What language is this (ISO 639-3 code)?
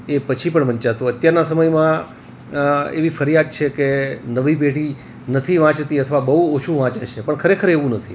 guj